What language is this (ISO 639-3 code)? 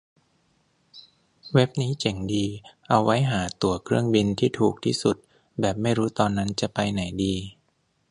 tha